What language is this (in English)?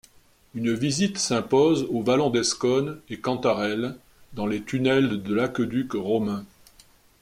French